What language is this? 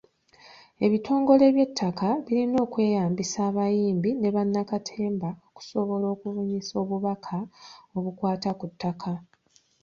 Ganda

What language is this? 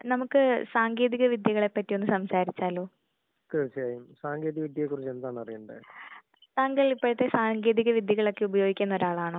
Malayalam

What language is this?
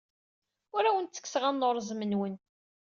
Kabyle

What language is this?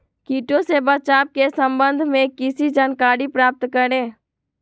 Magahi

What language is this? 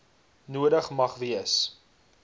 Afrikaans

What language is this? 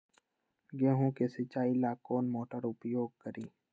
Magahi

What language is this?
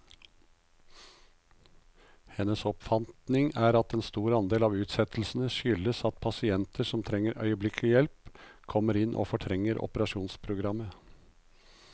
Norwegian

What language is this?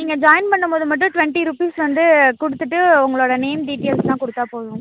Tamil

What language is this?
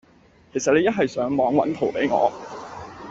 Cantonese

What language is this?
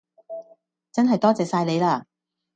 Cantonese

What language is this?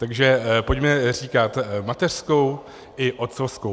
Czech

